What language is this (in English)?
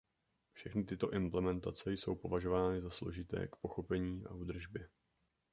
Czech